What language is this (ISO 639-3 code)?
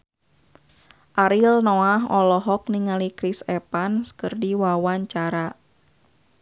sun